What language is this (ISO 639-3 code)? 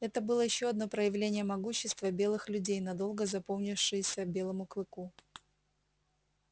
rus